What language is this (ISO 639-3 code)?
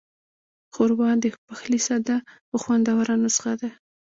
pus